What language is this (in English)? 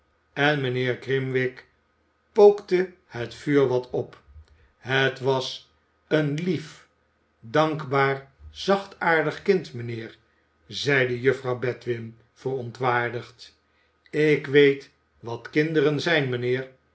Dutch